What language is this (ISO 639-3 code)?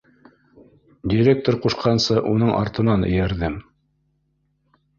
bak